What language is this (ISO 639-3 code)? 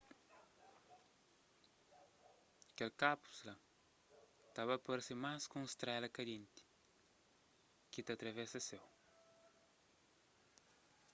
kea